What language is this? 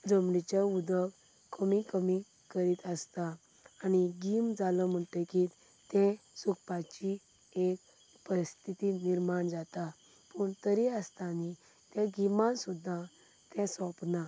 Konkani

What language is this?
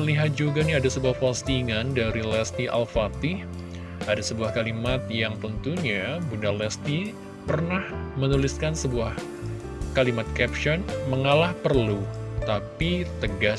Indonesian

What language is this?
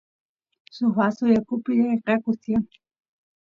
Santiago del Estero Quichua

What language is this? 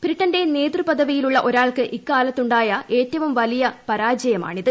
Malayalam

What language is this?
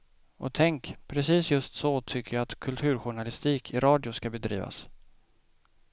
Swedish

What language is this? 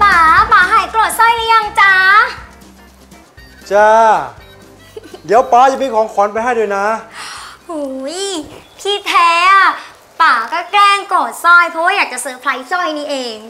Thai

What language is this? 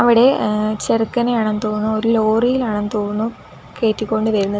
Malayalam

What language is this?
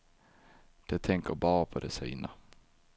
Swedish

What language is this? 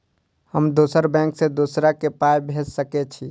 Maithili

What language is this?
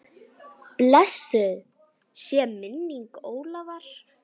Icelandic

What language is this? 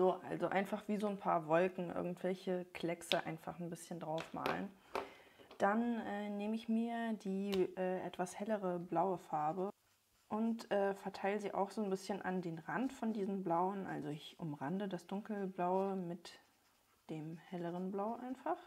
German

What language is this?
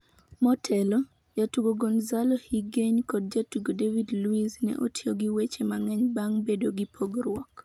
Luo (Kenya and Tanzania)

